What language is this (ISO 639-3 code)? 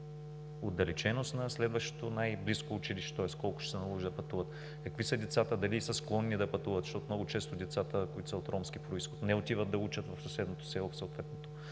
bul